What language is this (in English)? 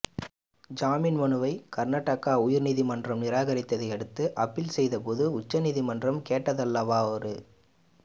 Tamil